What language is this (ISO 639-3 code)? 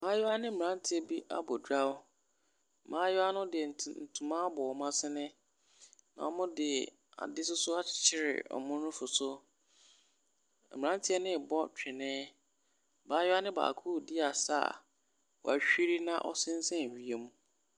aka